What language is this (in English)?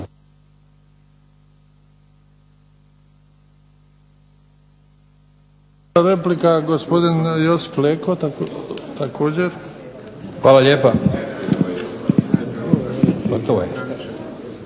Croatian